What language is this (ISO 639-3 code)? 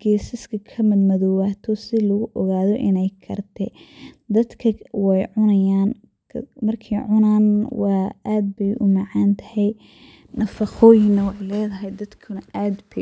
som